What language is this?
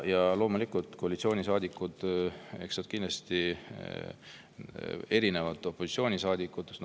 Estonian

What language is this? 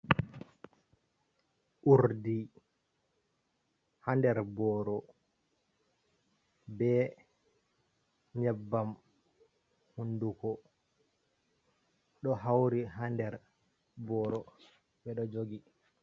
Fula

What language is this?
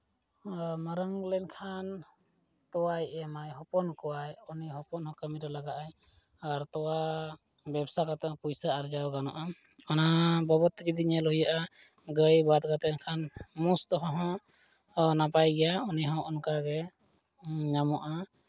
Santali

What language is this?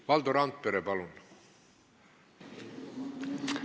Estonian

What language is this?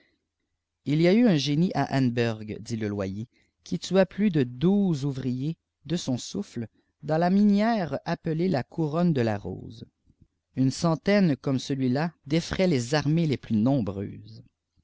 French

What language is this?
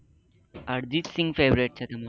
Gujarati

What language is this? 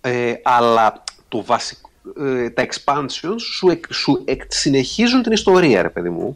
Greek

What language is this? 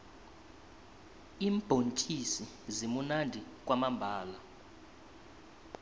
South Ndebele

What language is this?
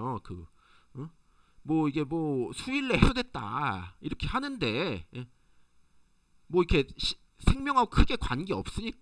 Korean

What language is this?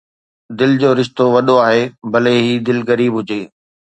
Sindhi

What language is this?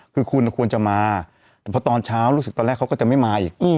Thai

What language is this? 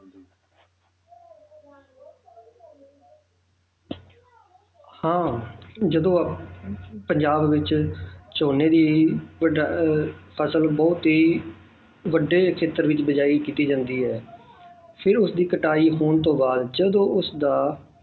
Punjabi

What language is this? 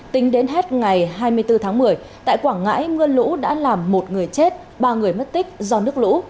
Vietnamese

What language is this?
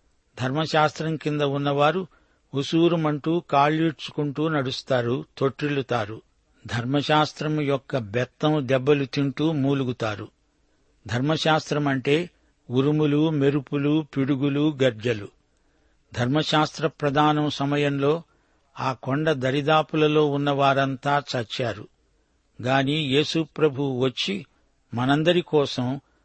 Telugu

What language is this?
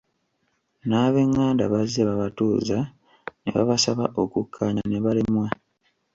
Ganda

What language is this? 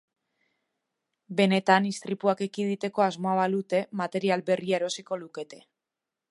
Basque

